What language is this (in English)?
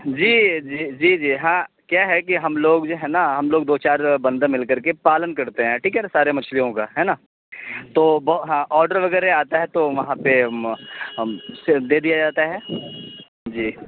Urdu